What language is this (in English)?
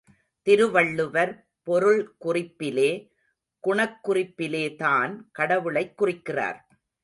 Tamil